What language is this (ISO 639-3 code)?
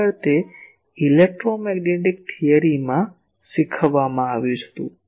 guj